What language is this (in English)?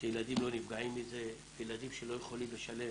Hebrew